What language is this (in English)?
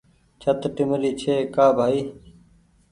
Goaria